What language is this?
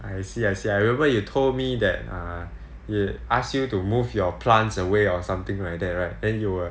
English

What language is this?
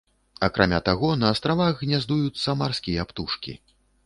Belarusian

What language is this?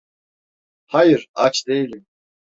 Turkish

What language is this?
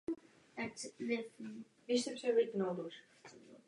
Czech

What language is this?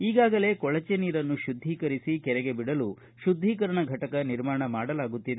Kannada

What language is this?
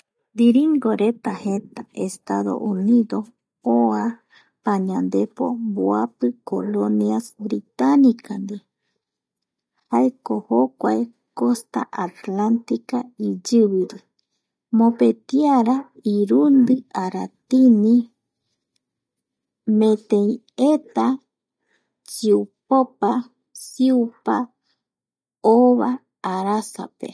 Eastern Bolivian Guaraní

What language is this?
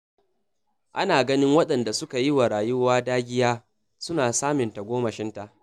Hausa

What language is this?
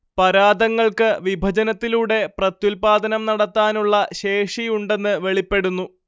Malayalam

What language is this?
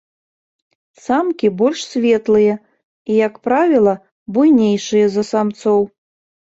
Belarusian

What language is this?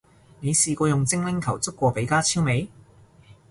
Cantonese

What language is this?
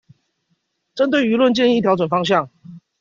Chinese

